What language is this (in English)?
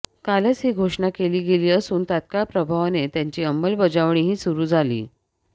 Marathi